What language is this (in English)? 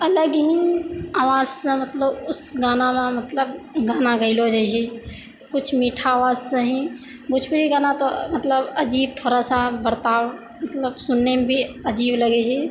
Maithili